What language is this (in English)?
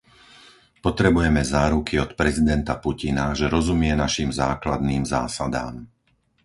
Slovak